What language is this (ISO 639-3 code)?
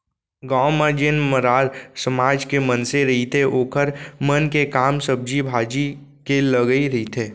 hne